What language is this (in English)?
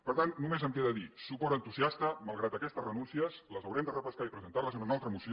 Catalan